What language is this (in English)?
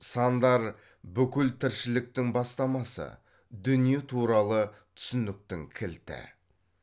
Kazakh